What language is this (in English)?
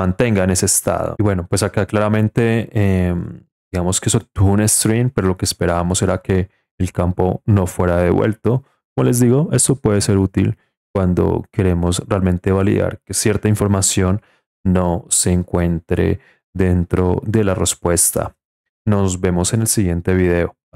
Spanish